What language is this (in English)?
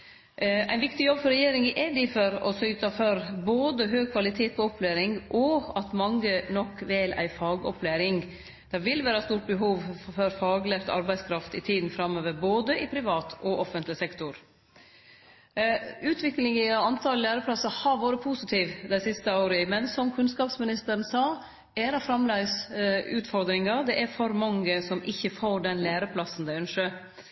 Norwegian Nynorsk